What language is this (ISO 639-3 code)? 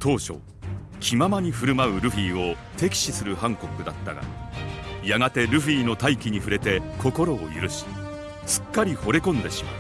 jpn